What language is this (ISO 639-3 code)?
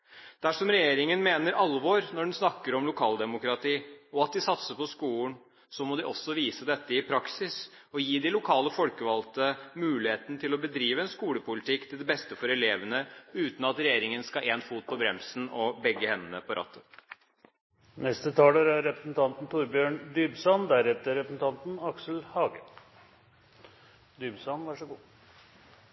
nob